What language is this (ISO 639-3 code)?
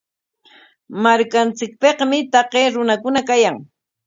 qwa